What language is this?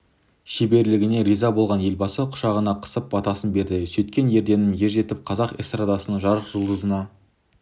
Kazakh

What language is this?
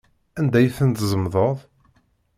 Kabyle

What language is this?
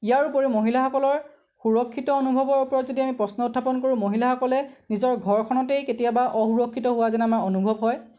Assamese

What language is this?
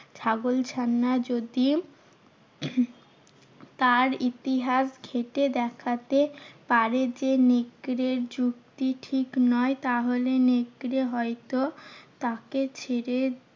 Bangla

